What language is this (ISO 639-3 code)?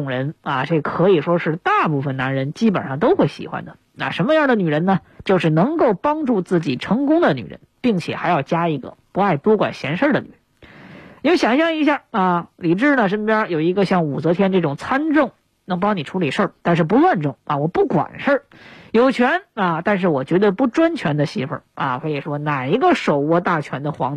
zho